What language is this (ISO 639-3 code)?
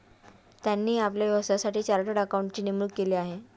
mar